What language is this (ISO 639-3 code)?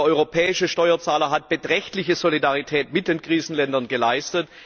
deu